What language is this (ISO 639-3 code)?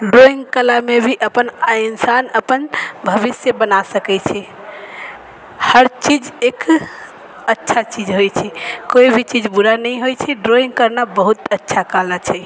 mai